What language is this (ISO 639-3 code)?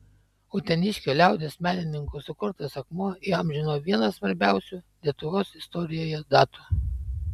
lit